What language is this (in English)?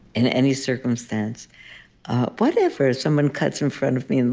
English